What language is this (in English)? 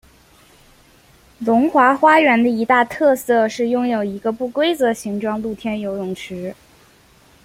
Chinese